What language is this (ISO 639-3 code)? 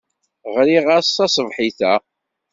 kab